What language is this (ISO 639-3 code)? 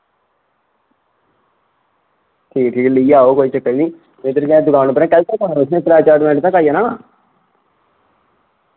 doi